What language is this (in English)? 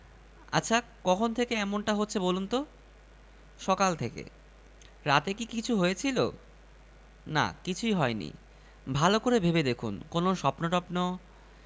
Bangla